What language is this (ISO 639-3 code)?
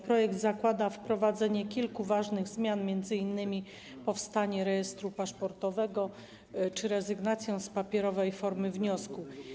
pol